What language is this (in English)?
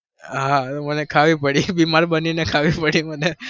Gujarati